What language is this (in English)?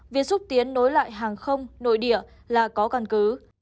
Vietnamese